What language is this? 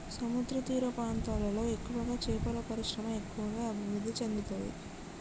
Telugu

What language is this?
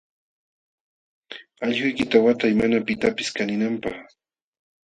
Jauja Wanca Quechua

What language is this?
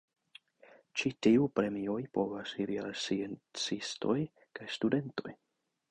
Esperanto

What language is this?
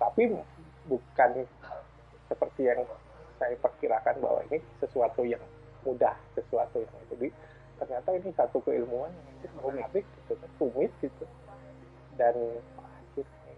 Indonesian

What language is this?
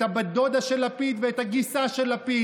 Hebrew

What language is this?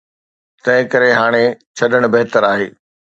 Sindhi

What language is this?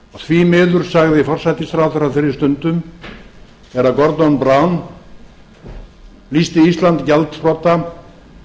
Icelandic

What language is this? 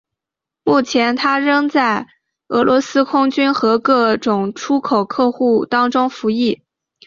Chinese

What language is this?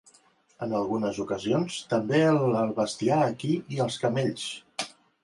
Catalan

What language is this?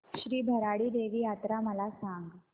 Marathi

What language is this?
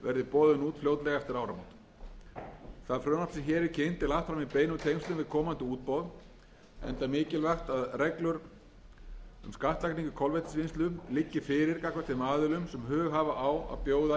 Icelandic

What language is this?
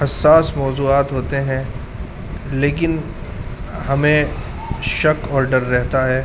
Urdu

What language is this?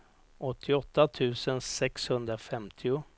Swedish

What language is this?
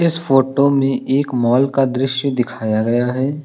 Hindi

